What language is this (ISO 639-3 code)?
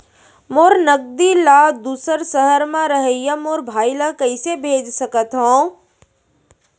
hne